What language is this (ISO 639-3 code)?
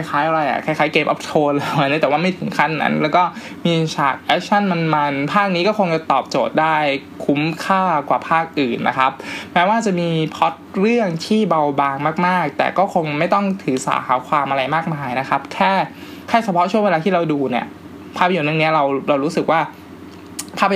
tha